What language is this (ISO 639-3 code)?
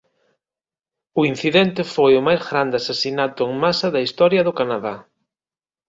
glg